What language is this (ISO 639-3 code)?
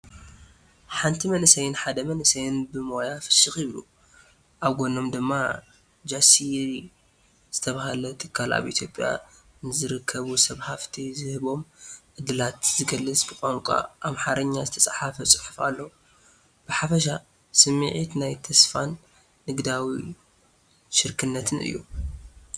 tir